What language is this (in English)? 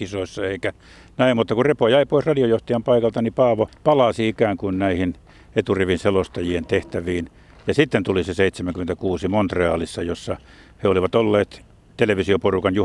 Finnish